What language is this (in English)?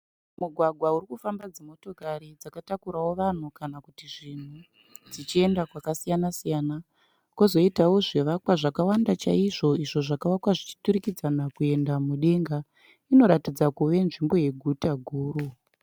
Shona